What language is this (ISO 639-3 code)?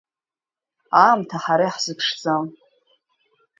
abk